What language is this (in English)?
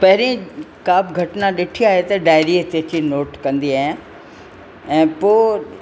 Sindhi